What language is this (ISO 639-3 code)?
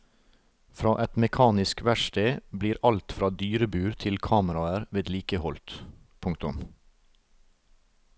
nor